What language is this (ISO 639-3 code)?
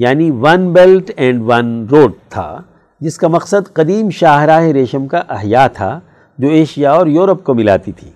urd